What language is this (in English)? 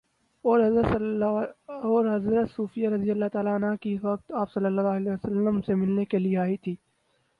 Urdu